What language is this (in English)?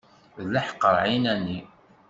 Kabyle